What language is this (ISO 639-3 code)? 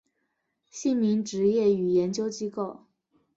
zho